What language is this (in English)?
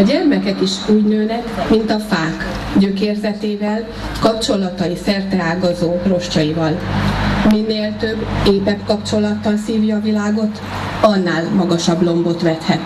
Hungarian